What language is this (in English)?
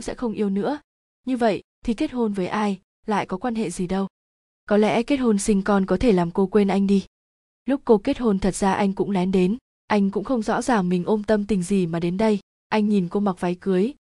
Vietnamese